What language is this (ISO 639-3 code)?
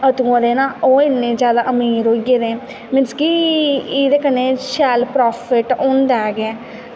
doi